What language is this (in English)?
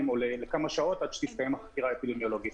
Hebrew